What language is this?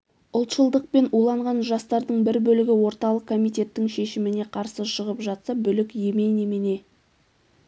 Kazakh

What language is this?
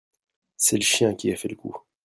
French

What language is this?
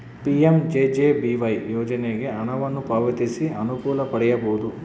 Kannada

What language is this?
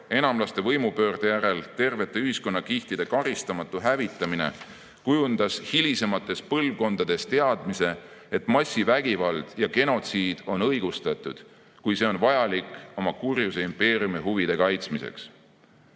Estonian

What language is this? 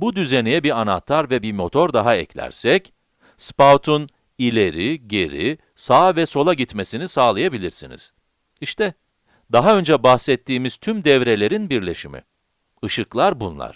Turkish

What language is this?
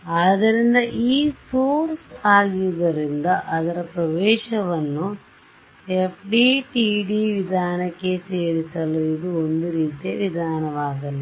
Kannada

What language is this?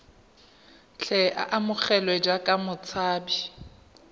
Tswana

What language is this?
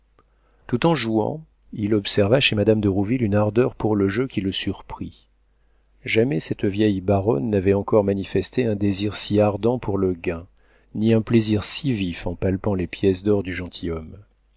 French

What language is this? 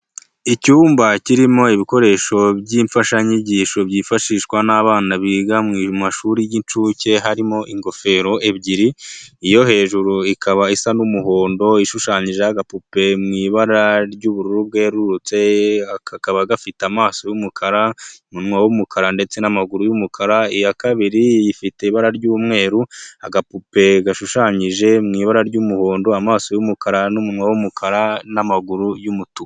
Kinyarwanda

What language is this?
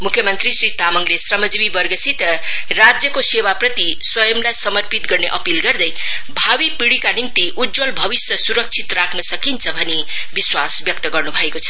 Nepali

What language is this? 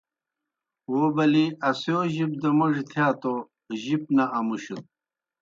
Kohistani Shina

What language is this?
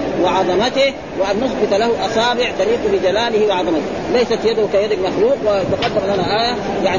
Arabic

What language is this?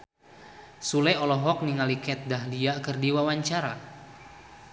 Sundanese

